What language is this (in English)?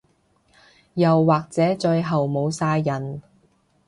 Cantonese